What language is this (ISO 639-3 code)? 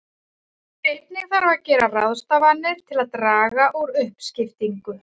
isl